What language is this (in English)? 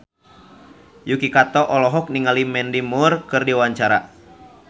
Sundanese